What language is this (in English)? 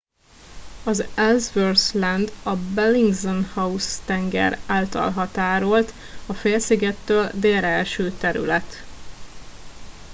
Hungarian